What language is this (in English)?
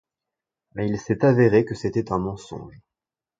French